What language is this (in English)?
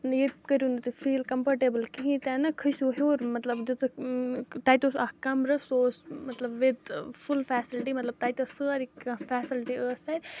Kashmiri